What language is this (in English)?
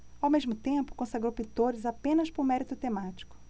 Portuguese